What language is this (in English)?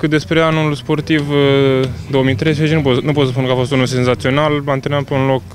Romanian